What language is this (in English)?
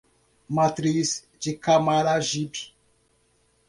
Portuguese